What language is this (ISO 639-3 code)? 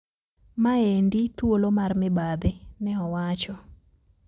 luo